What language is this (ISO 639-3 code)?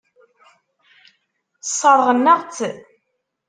kab